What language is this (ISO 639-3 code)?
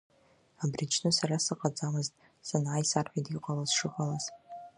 abk